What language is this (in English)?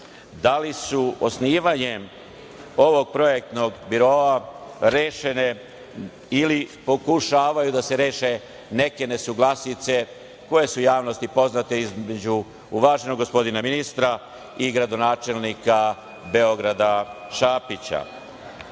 Serbian